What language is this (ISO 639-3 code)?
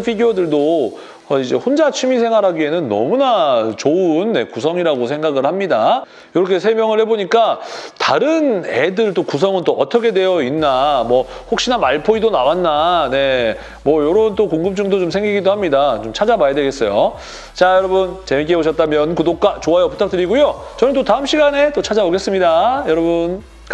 kor